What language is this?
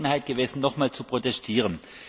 German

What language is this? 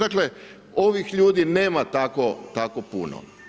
Croatian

